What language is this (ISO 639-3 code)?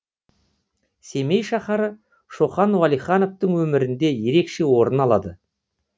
kaz